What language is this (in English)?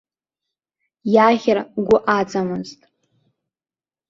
Abkhazian